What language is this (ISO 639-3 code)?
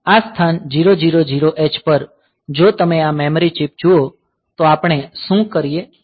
guj